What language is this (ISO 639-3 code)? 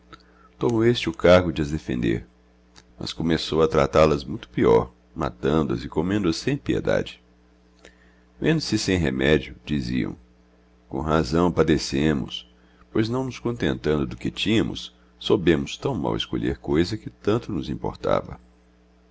por